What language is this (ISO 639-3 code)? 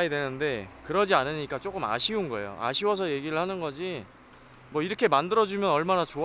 kor